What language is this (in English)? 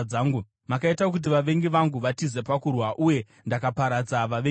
Shona